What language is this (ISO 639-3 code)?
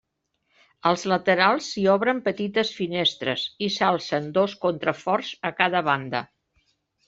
cat